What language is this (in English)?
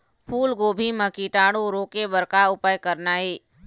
Chhattisgarhi